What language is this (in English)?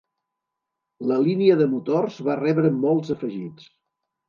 Catalan